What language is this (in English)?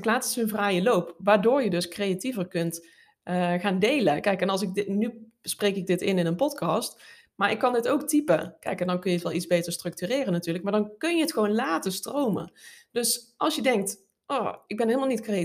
Dutch